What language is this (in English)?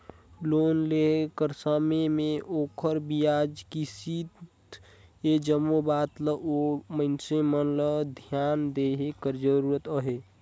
Chhattisgarhi